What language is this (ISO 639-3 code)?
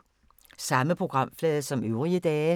dan